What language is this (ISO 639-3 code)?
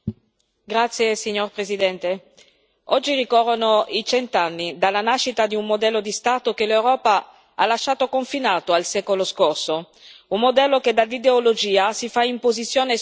ita